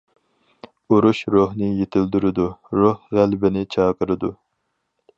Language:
Uyghur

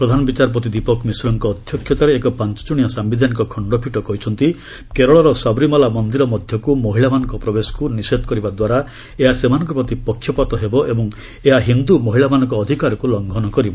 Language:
Odia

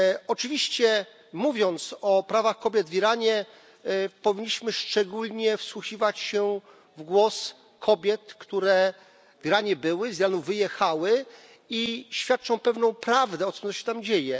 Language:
Polish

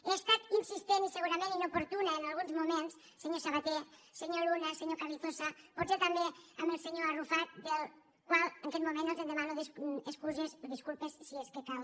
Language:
Catalan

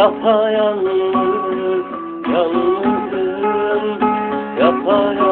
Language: Turkish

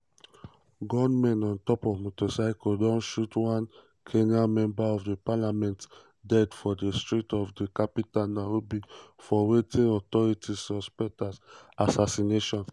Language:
Nigerian Pidgin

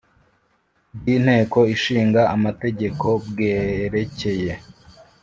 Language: Kinyarwanda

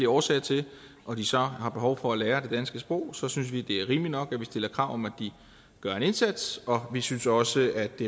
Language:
Danish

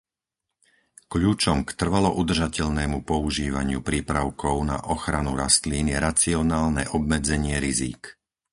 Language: Slovak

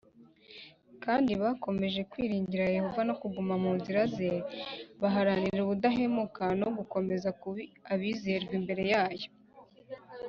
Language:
Kinyarwanda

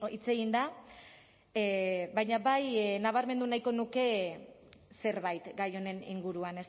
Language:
Basque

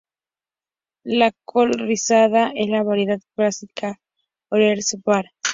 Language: Spanish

